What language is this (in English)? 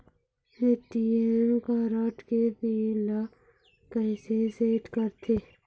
Chhattisgarhi